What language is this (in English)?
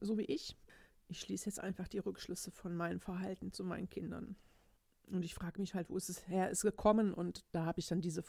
German